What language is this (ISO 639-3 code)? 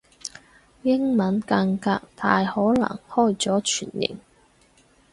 yue